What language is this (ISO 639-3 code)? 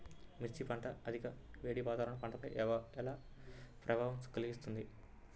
tel